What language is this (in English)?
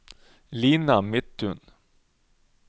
Norwegian